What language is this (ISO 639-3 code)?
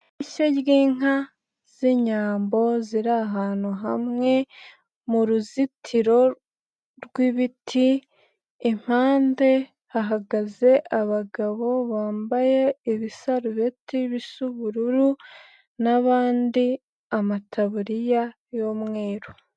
kin